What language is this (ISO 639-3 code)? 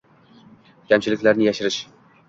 uzb